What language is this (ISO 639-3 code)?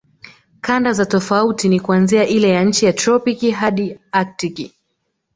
swa